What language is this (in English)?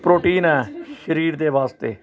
Punjabi